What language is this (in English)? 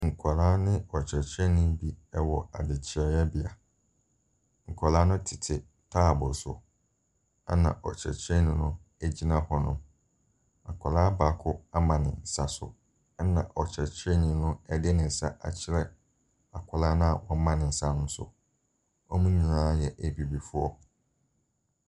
Akan